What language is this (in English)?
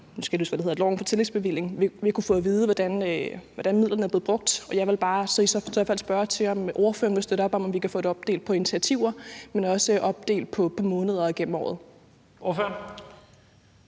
Danish